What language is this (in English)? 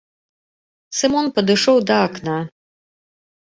Belarusian